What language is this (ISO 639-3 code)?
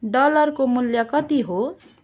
nep